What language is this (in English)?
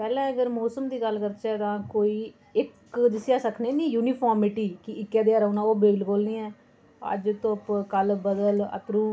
Dogri